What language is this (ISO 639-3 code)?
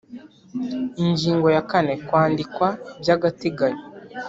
kin